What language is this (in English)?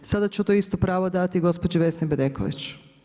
Croatian